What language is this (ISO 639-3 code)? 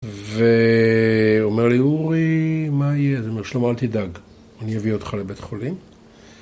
heb